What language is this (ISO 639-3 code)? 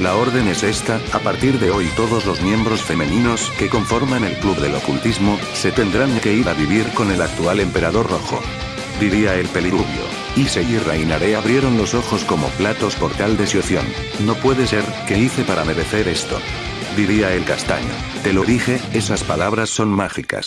spa